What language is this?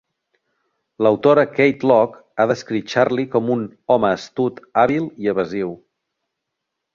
Catalan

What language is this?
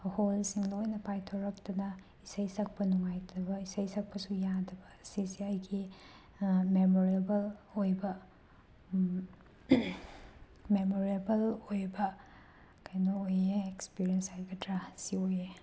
Manipuri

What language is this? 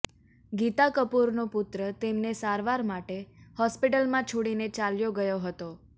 Gujarati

